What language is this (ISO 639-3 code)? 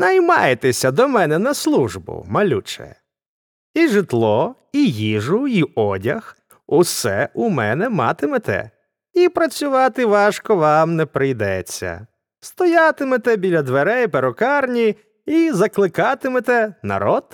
ukr